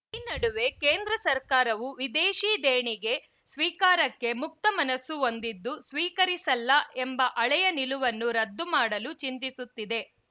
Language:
Kannada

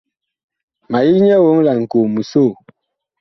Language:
Bakoko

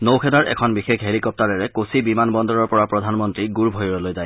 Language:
Assamese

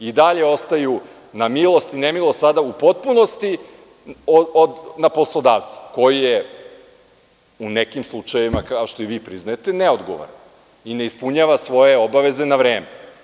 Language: Serbian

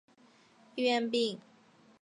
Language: Chinese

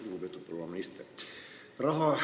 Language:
Estonian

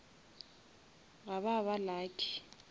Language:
Northern Sotho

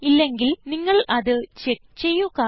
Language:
Malayalam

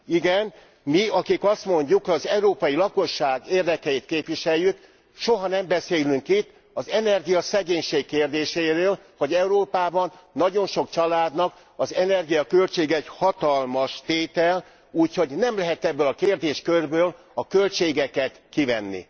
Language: Hungarian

